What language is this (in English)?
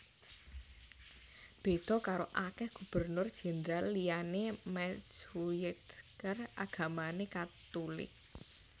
Javanese